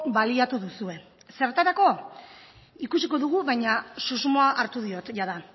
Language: Basque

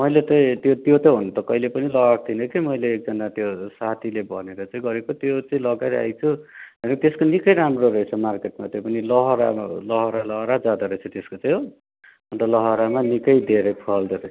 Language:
Nepali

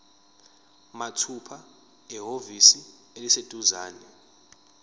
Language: Zulu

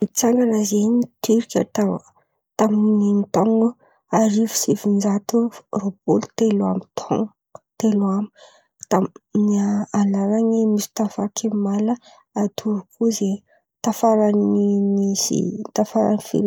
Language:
Antankarana Malagasy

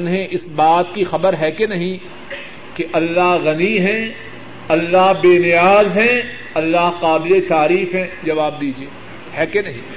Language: Urdu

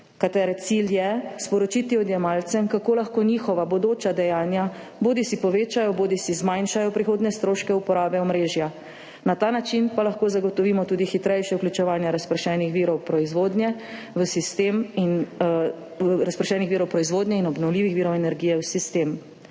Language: Slovenian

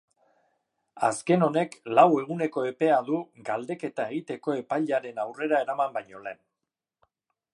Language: Basque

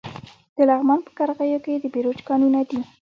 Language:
Pashto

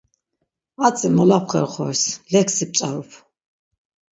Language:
Laz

